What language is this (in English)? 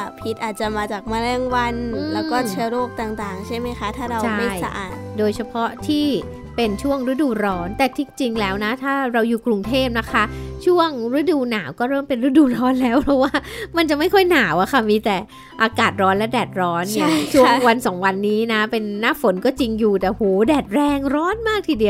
Thai